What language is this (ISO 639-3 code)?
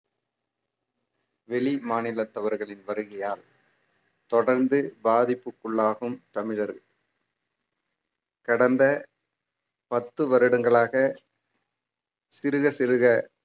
tam